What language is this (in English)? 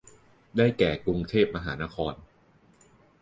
Thai